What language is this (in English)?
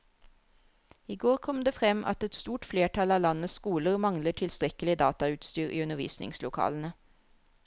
Norwegian